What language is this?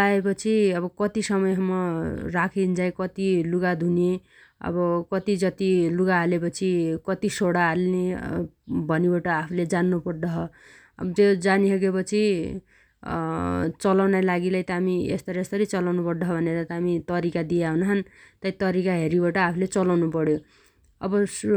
Dotyali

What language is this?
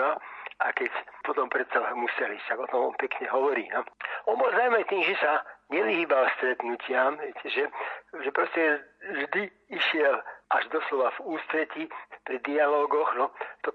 Slovak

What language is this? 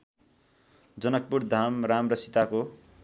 Nepali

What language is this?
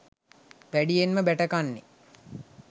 Sinhala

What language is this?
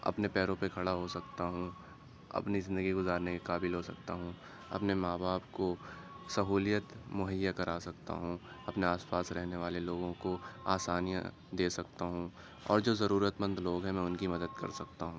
Urdu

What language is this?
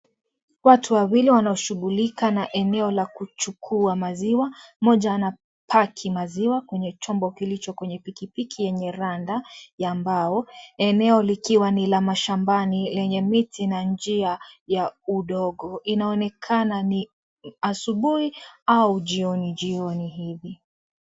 Swahili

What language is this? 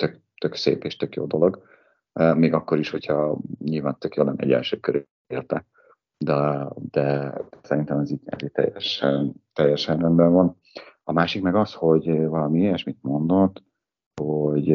Hungarian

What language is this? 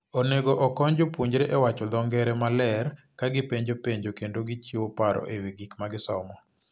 Luo (Kenya and Tanzania)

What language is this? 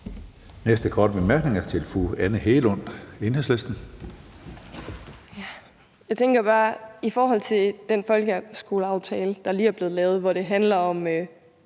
Danish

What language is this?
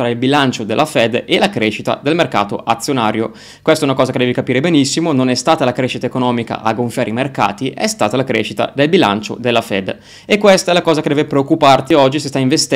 Italian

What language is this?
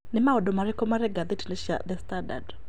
Kikuyu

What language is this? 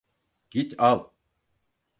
Turkish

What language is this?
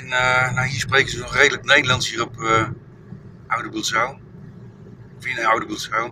Dutch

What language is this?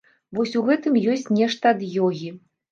Belarusian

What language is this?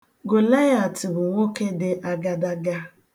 Igbo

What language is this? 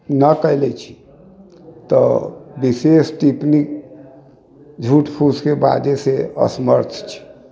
Maithili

